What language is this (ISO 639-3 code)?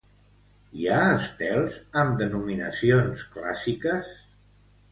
cat